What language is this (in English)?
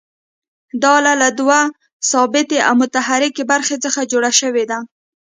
Pashto